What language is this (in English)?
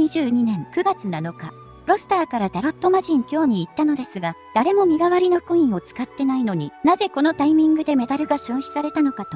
Japanese